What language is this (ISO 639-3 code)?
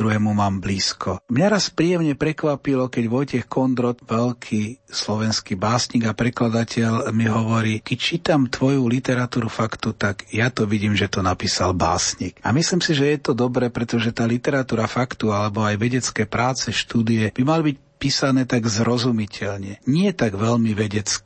slk